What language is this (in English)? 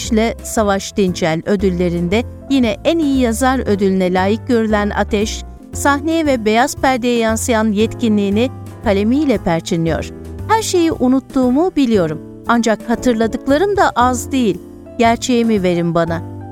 Turkish